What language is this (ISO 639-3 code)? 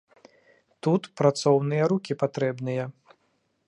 bel